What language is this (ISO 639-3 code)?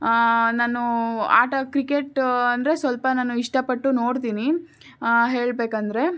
kan